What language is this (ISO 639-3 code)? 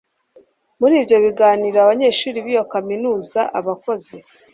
kin